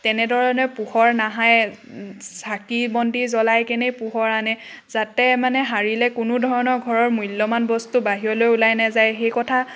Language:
Assamese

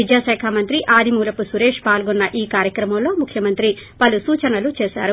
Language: Telugu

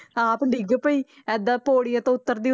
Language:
Punjabi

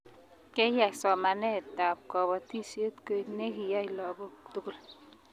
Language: Kalenjin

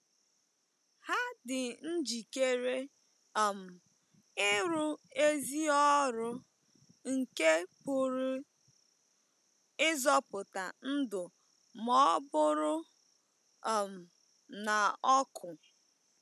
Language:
Igbo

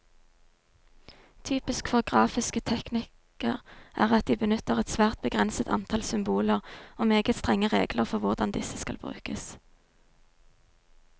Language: Norwegian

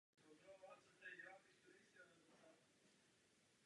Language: Czech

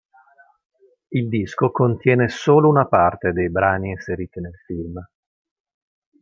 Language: Italian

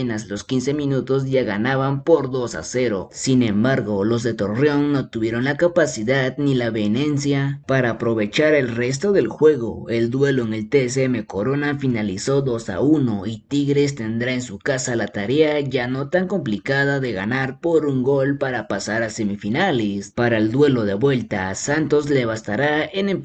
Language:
Spanish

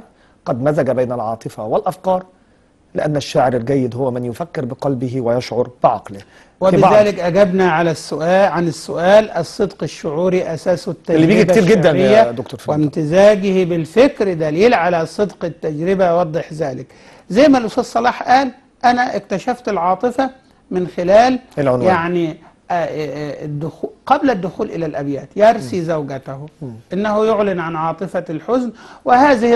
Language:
Arabic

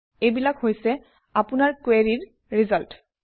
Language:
Assamese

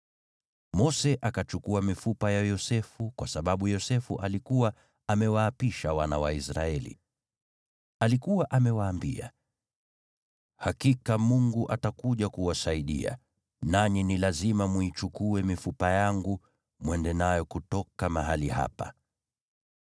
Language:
Swahili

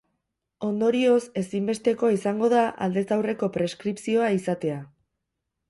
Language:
Basque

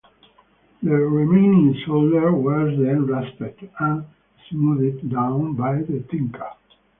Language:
English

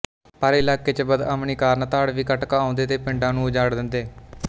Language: Punjabi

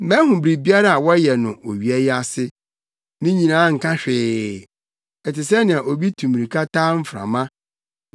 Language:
Akan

